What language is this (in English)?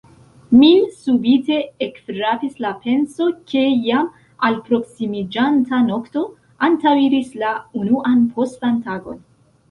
Esperanto